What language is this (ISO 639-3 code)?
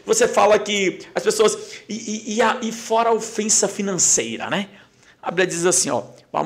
por